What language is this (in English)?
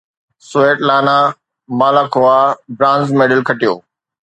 Sindhi